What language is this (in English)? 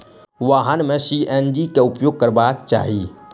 Maithili